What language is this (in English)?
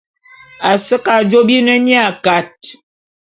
Bulu